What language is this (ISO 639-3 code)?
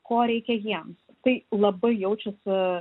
lit